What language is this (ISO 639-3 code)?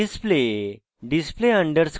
ben